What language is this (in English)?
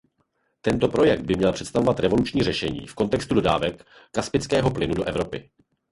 Czech